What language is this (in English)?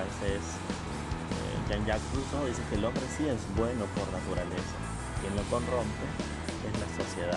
Spanish